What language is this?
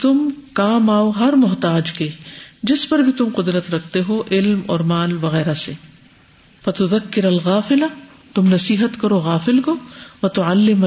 Urdu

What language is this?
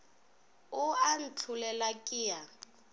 Northern Sotho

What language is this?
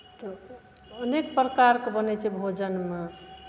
Maithili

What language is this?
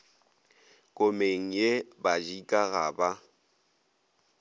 Northern Sotho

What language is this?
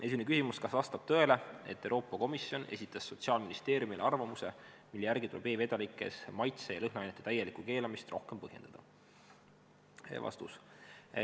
Estonian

